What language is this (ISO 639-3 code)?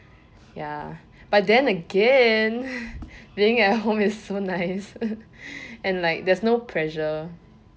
eng